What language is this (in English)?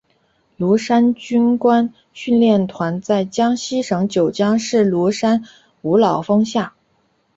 Chinese